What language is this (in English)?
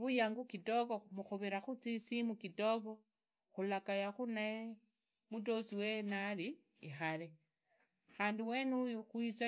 Idakho-Isukha-Tiriki